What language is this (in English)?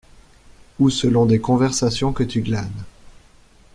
French